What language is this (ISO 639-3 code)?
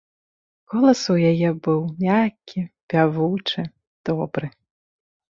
bel